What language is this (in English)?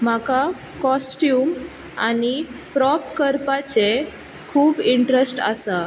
Konkani